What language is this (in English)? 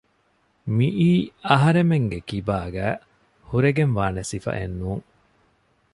Divehi